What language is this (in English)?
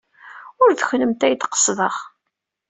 Kabyle